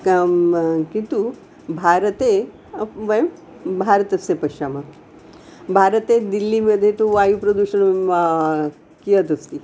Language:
Sanskrit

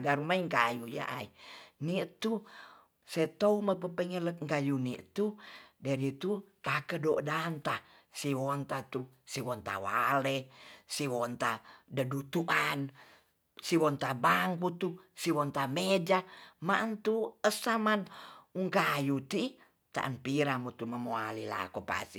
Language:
Tonsea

